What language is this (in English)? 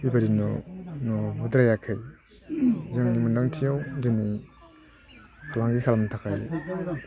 Bodo